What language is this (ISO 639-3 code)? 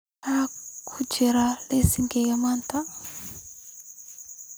som